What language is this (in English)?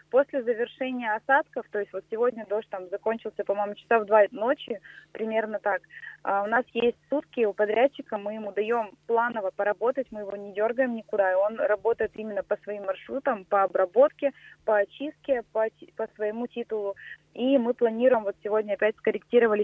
Russian